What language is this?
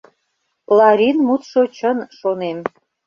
Mari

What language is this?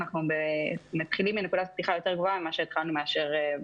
Hebrew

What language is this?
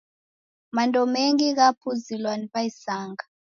Taita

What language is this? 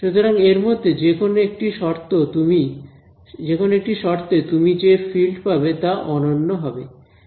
Bangla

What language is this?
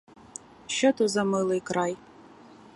Ukrainian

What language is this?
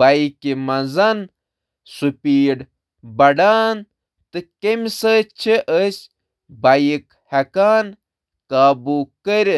Kashmiri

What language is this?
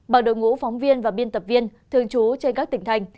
Vietnamese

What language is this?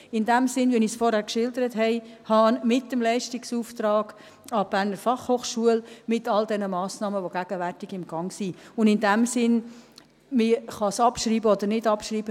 Swiss German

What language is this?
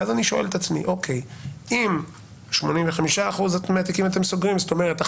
Hebrew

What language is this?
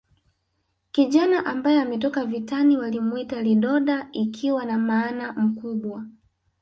Swahili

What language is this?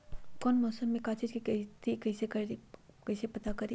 Magahi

